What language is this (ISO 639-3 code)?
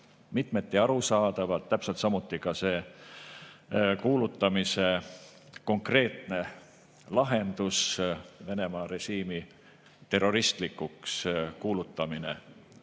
est